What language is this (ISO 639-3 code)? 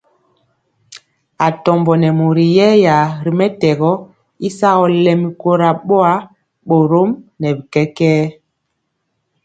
mcx